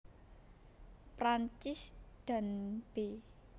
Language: Javanese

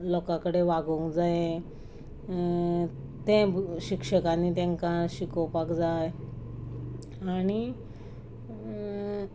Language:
Konkani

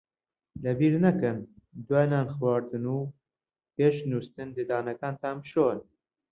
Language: Central Kurdish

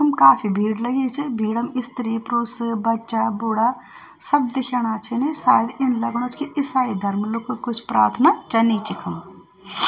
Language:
Garhwali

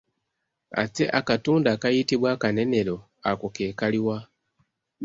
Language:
Ganda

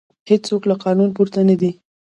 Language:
Pashto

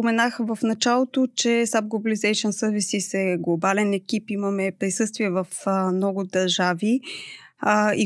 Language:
Bulgarian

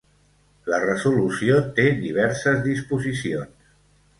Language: Catalan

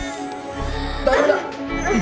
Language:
Japanese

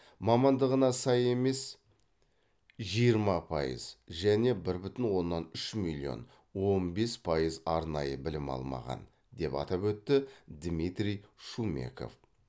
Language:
Kazakh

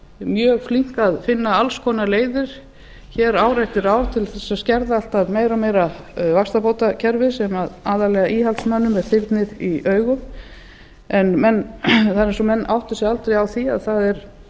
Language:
Icelandic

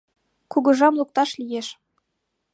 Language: Mari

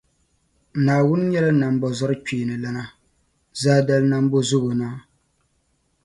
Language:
Dagbani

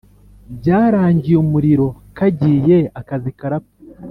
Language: Kinyarwanda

